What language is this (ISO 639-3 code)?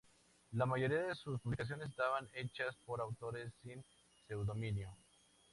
spa